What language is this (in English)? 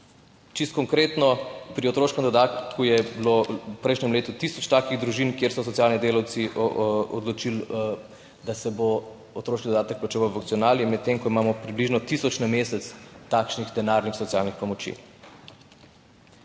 Slovenian